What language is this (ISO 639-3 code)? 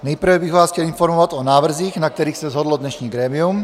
ces